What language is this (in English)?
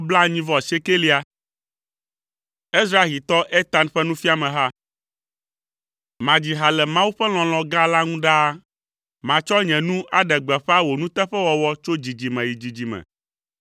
Ewe